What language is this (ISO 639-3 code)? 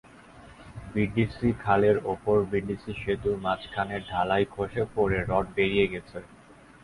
ben